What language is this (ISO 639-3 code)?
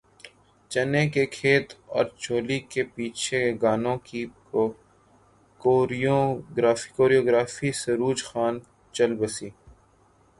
urd